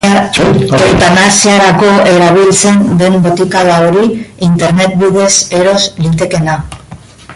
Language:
Basque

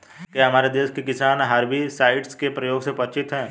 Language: Hindi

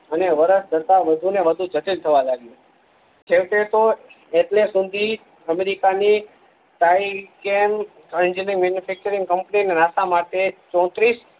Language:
Gujarati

